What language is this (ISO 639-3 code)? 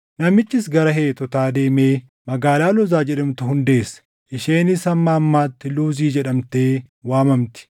orm